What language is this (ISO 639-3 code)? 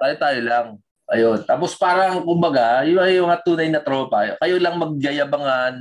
fil